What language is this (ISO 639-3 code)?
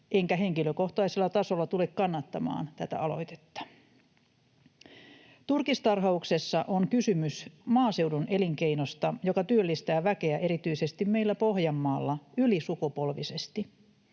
fin